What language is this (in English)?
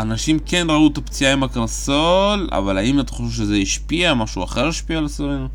Hebrew